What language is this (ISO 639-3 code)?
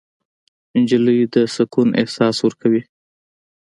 pus